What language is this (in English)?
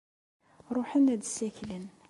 Kabyle